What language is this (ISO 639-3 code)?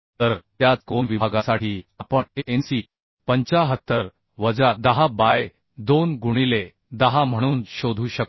mar